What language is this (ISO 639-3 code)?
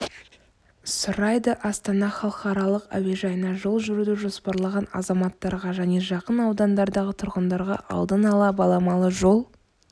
kaz